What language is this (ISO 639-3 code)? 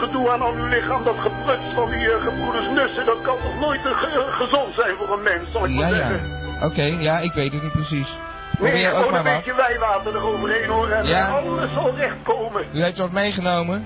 nld